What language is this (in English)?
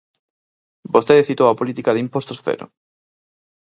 Galician